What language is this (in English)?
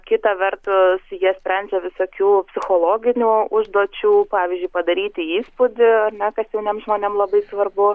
Lithuanian